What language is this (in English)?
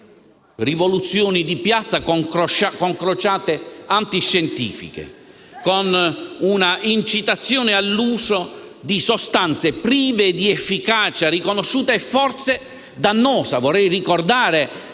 Italian